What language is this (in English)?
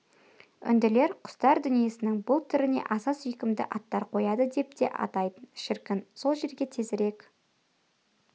Kazakh